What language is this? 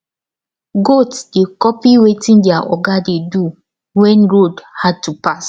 Nigerian Pidgin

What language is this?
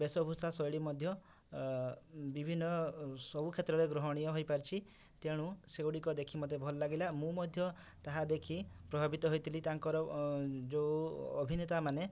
Odia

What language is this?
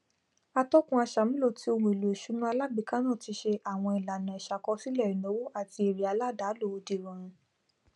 Yoruba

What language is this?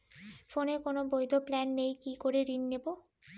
Bangla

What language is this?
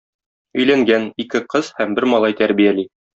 Tatar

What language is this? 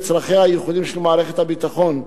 Hebrew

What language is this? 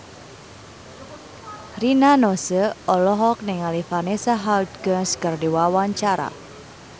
Sundanese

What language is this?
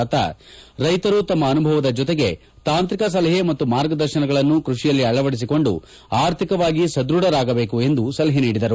Kannada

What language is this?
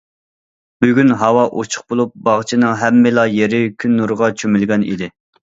Uyghur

